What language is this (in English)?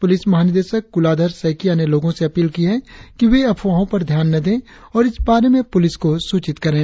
Hindi